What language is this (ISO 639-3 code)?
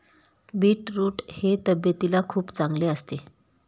mar